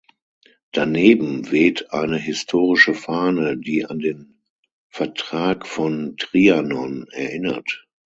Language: German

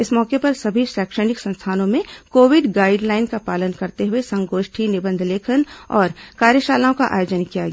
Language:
Hindi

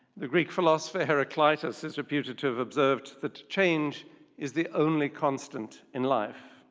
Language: English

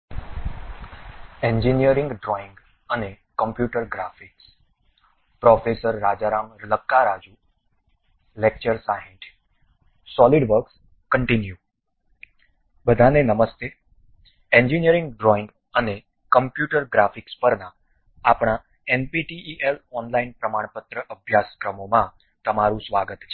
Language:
Gujarati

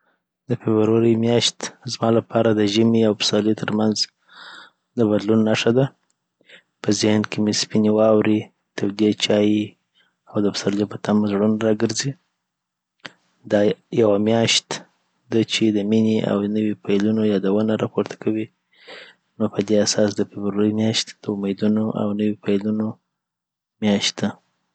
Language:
Southern Pashto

